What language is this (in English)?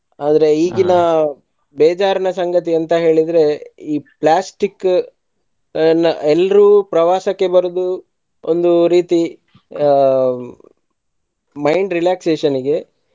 Kannada